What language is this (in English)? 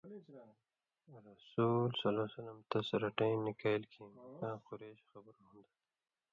Indus Kohistani